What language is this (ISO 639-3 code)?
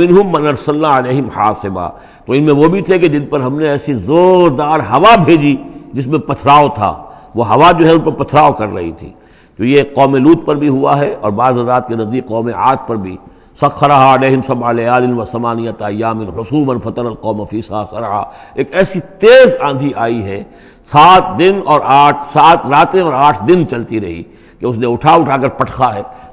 ara